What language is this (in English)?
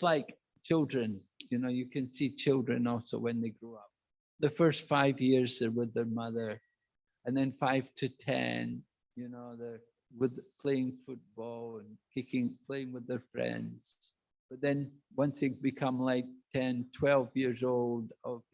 English